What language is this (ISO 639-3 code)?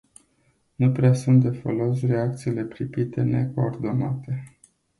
ron